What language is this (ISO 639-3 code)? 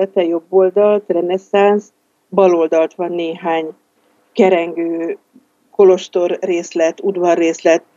hun